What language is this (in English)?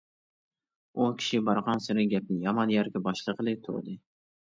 Uyghur